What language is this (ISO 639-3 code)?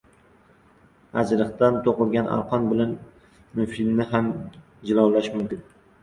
uzb